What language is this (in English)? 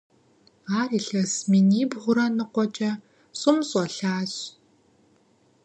Kabardian